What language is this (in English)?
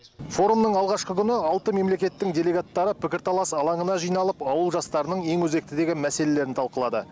Kazakh